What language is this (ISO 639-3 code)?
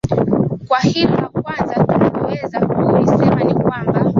swa